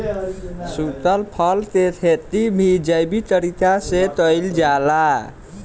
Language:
Bhojpuri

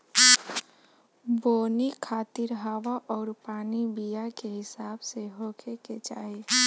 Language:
Bhojpuri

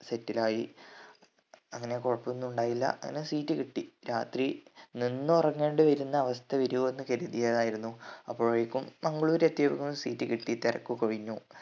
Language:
Malayalam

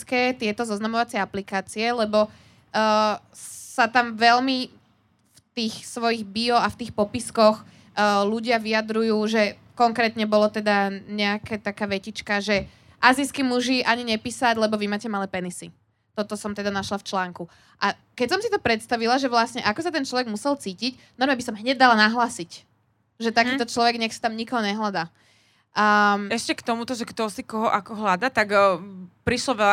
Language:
Slovak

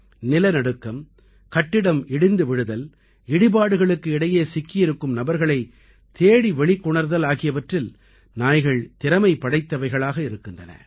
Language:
Tamil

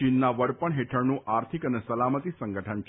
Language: Gujarati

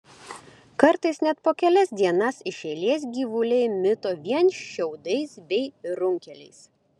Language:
Lithuanian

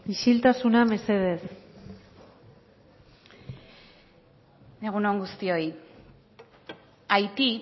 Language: Basque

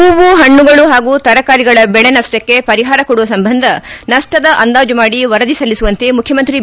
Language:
Kannada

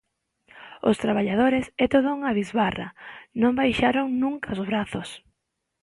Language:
Galician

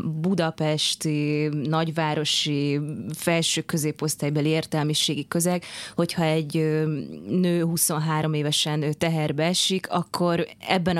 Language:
Hungarian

